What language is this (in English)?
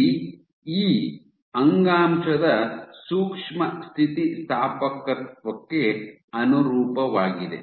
Kannada